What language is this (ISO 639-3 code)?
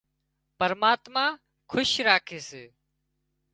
kxp